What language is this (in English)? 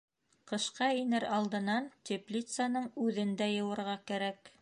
Bashkir